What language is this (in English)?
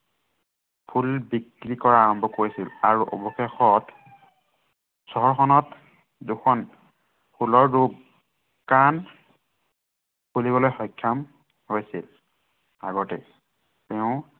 Assamese